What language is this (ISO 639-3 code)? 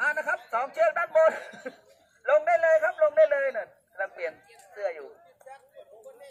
tha